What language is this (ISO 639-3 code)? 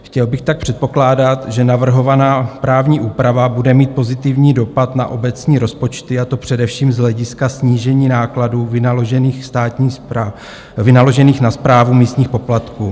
ces